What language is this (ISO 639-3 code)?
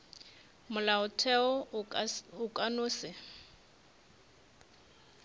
nso